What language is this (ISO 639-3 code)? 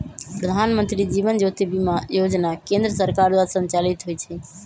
mag